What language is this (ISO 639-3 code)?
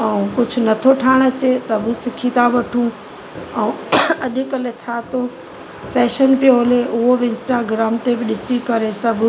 snd